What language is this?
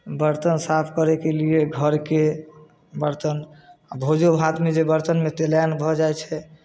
Maithili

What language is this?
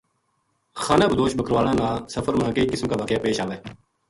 Gujari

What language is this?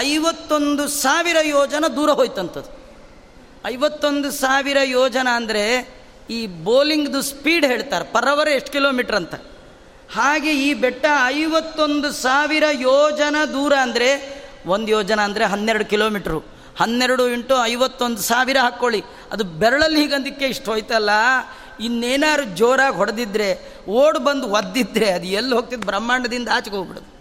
Kannada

